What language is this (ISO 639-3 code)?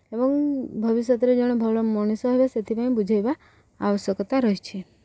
ori